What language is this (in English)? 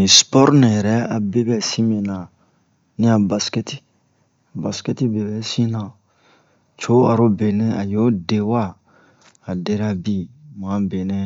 Bomu